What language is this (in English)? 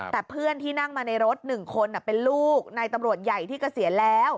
Thai